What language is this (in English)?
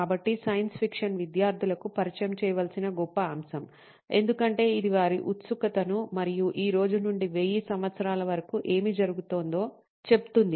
Telugu